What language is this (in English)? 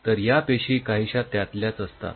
Marathi